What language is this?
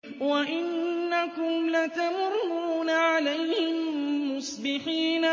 Arabic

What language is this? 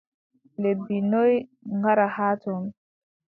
Adamawa Fulfulde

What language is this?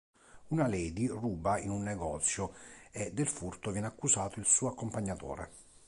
Italian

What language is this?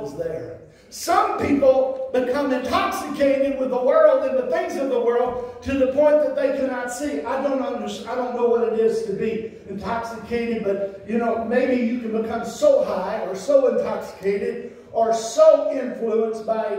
English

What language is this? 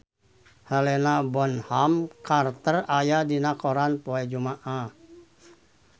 Sundanese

